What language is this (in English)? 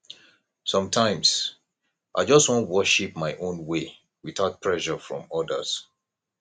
Nigerian Pidgin